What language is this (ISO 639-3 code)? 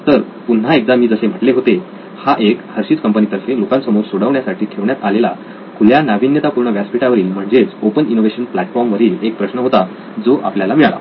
mar